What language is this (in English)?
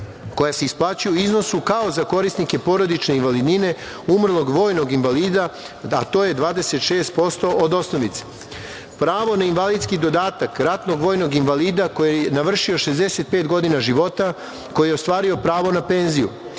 Serbian